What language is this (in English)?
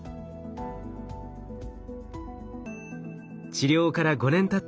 Japanese